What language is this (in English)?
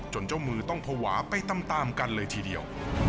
Thai